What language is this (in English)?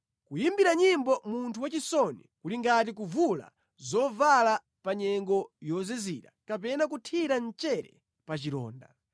Nyanja